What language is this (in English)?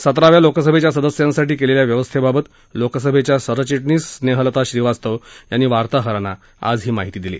Marathi